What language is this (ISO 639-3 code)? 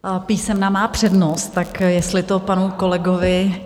ces